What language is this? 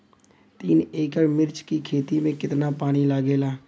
Bhojpuri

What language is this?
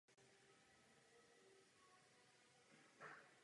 Czech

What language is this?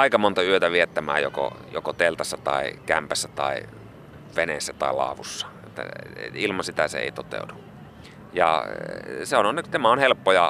Finnish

